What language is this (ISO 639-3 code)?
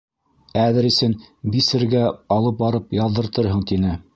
bak